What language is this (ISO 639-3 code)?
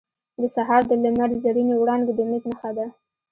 pus